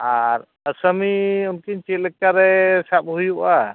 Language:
Santali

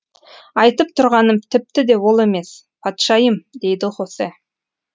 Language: Kazakh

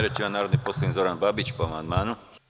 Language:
Serbian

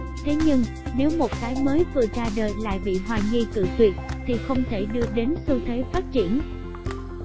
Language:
Vietnamese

